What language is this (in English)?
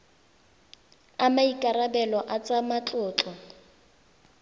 Tswana